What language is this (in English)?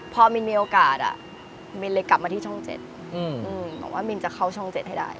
Thai